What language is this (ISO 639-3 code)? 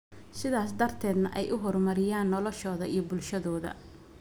som